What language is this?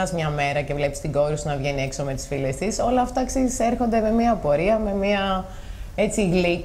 Greek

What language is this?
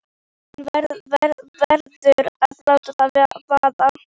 Icelandic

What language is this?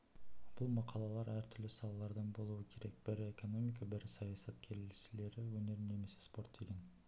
Kazakh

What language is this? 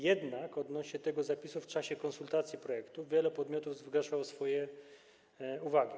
Polish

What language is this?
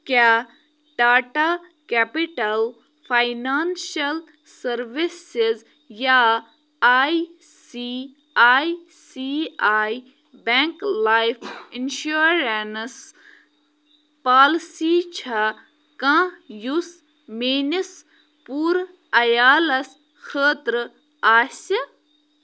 Kashmiri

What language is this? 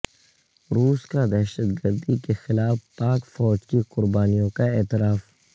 Urdu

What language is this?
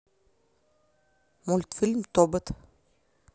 Russian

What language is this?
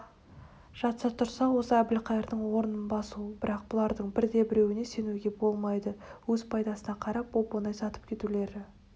Kazakh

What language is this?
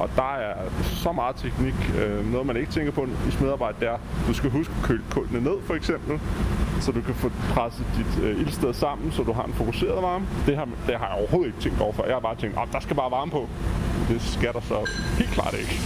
Danish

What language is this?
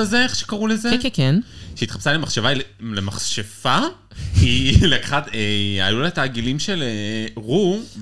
Hebrew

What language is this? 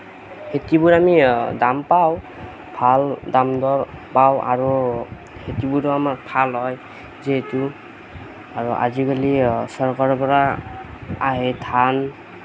Assamese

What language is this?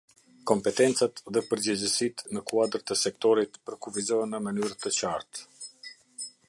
Albanian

